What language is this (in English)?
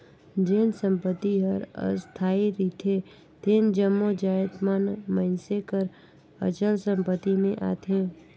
Chhattisgarhi